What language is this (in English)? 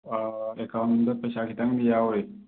Manipuri